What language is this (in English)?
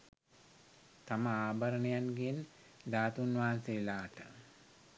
Sinhala